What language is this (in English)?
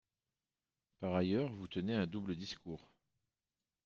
French